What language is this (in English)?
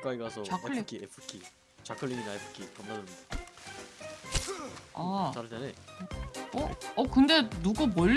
Korean